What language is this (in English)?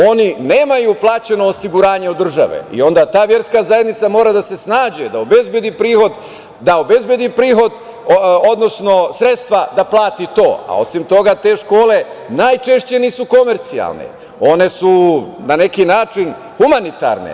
Serbian